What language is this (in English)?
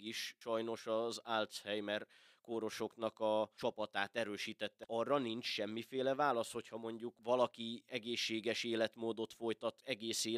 Hungarian